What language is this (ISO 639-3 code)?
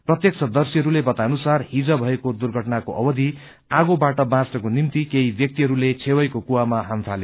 nep